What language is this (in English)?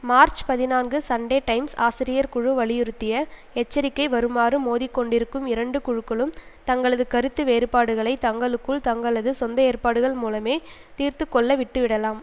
Tamil